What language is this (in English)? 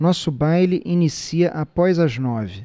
Portuguese